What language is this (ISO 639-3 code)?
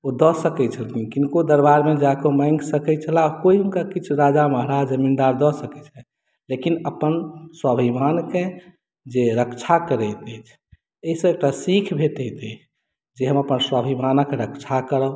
mai